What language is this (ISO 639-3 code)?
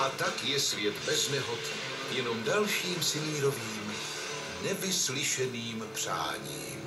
ces